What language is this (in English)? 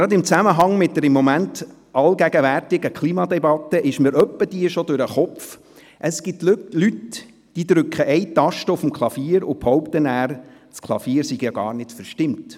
Swiss German